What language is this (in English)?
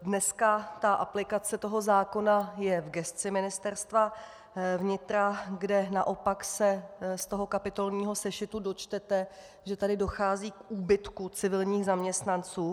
Czech